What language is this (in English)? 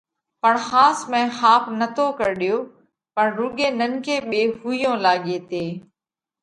Parkari Koli